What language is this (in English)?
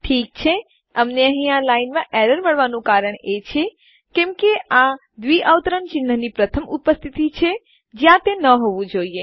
Gujarati